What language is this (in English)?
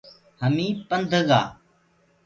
Gurgula